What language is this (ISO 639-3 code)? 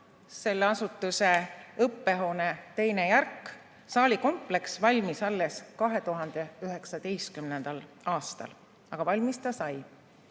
est